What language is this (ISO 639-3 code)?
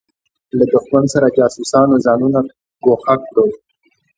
pus